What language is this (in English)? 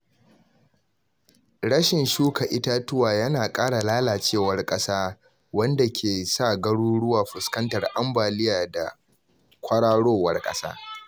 Hausa